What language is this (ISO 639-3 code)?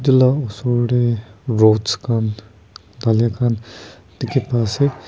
nag